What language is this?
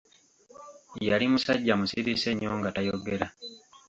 Ganda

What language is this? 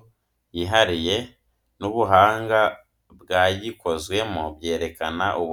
Kinyarwanda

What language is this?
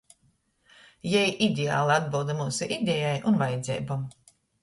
Latgalian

